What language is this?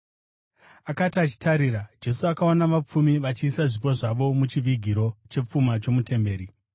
Shona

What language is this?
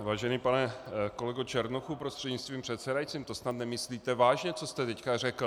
Czech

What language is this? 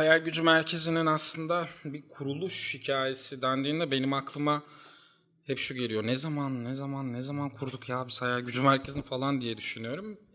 Turkish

